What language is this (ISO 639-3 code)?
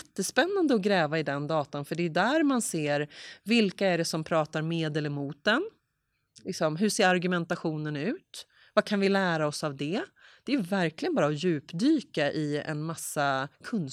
swe